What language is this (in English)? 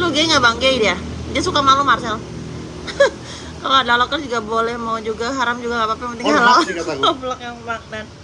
Indonesian